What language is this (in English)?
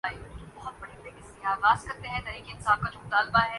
Urdu